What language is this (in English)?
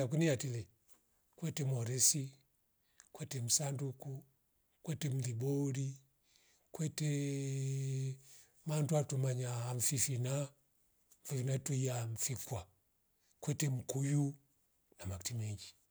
Rombo